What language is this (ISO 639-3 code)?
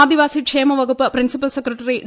mal